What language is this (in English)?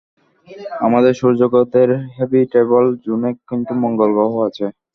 Bangla